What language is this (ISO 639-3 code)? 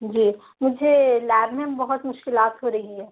urd